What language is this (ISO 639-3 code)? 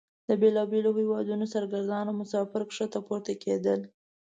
pus